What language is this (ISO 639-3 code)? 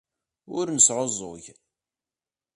kab